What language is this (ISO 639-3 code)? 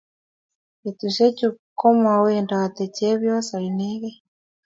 kln